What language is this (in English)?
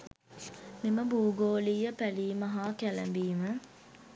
Sinhala